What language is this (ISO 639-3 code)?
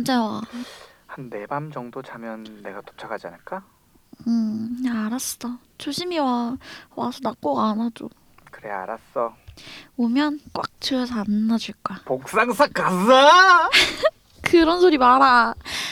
kor